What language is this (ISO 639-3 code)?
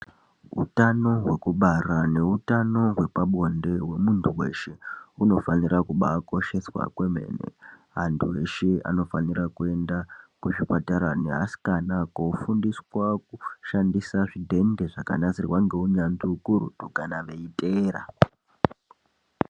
ndc